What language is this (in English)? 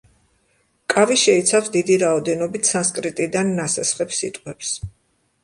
Georgian